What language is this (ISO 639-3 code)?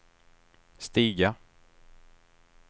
swe